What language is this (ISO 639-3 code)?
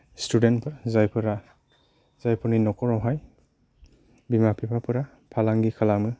brx